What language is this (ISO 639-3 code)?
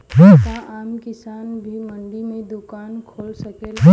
bho